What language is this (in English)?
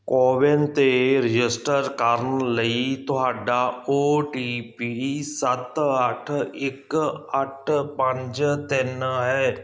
Punjabi